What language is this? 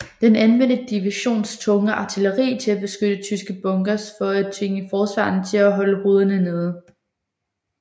Danish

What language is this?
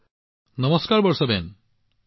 Assamese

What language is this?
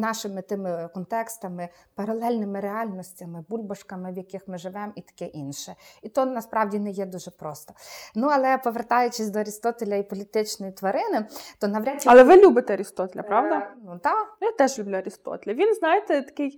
Ukrainian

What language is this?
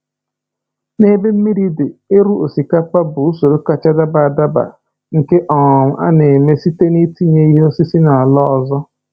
Igbo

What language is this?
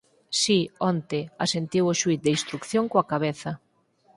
Galician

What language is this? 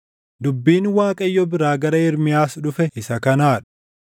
Oromo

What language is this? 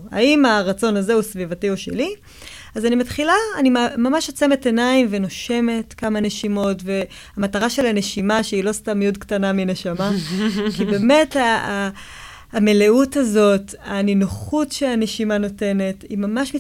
Hebrew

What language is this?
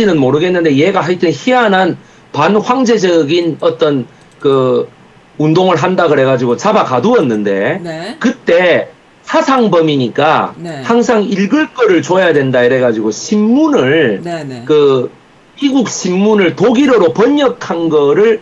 Korean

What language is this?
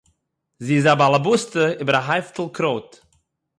Yiddish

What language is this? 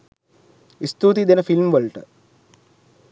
Sinhala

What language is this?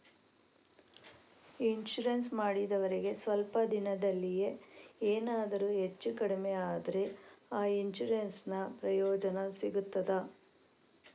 Kannada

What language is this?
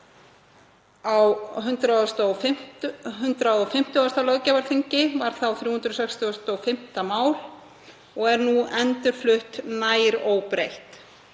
Icelandic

